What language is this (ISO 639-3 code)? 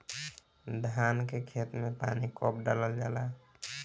bho